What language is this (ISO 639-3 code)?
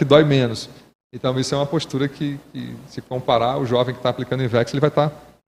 por